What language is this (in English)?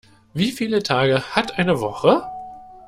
German